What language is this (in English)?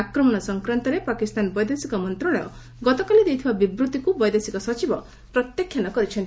Odia